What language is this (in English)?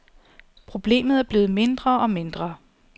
Danish